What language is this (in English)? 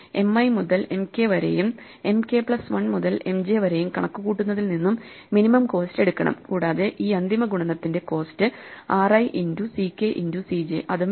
Malayalam